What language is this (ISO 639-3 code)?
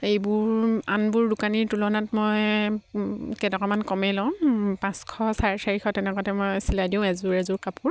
asm